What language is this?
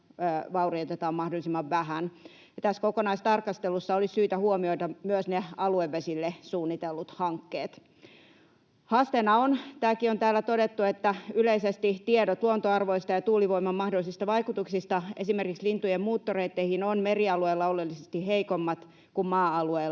Finnish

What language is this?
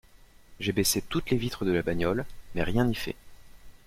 French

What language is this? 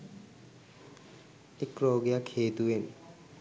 Sinhala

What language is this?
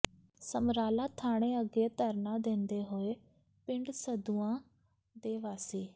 Punjabi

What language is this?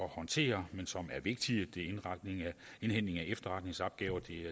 Danish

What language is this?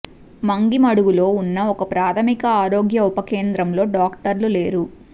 Telugu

